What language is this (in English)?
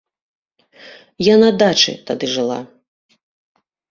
Belarusian